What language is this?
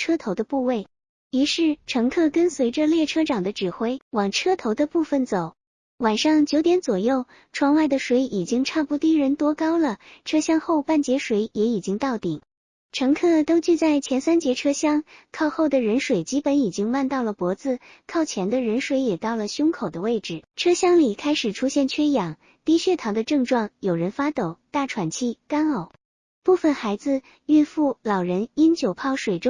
Chinese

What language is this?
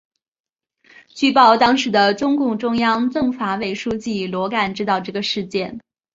Chinese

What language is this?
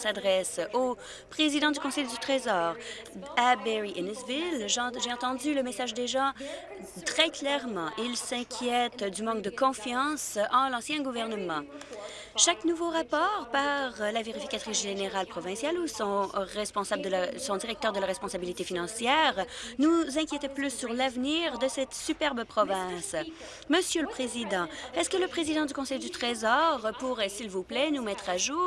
French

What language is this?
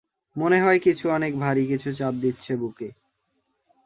Bangla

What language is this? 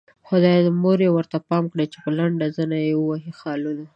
Pashto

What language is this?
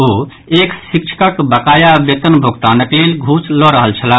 Maithili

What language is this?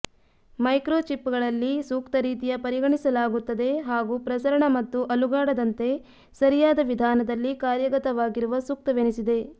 Kannada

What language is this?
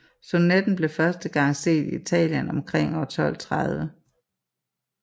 Danish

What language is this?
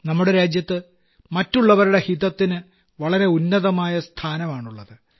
Malayalam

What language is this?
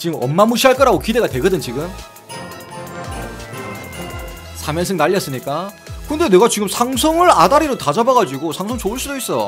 Korean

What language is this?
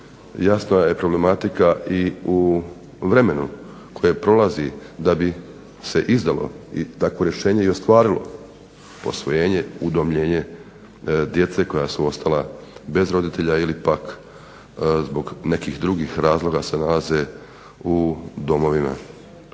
Croatian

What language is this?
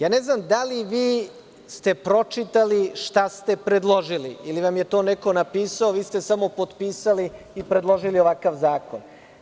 Serbian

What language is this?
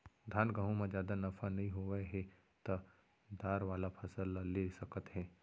Chhattisgarhi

